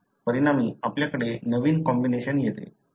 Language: Marathi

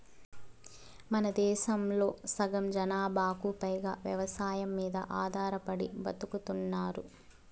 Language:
Telugu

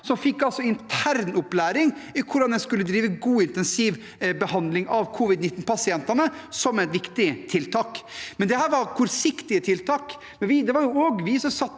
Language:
Norwegian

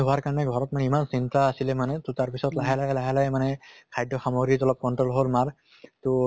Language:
Assamese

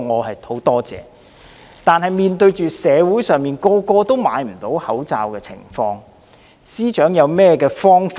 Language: Cantonese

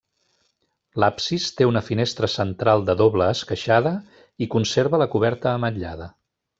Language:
Catalan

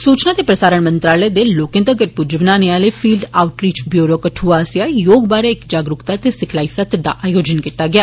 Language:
Dogri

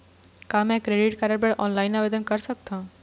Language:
Chhattisgarhi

